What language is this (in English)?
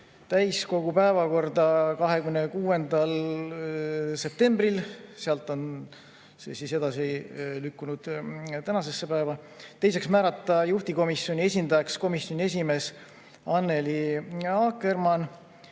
Estonian